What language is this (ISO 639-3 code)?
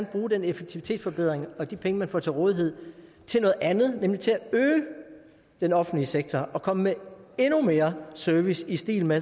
dan